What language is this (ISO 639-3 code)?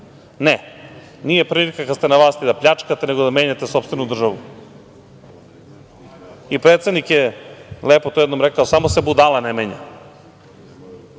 srp